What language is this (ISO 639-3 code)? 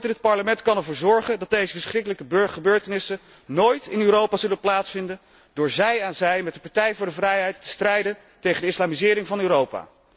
nld